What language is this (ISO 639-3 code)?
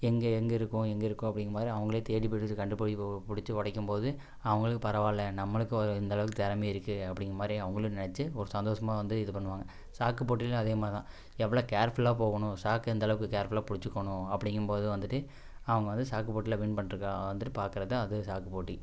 tam